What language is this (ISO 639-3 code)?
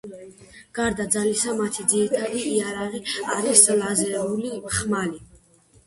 kat